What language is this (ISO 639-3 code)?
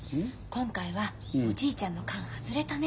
jpn